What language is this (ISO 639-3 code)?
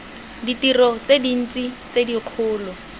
tsn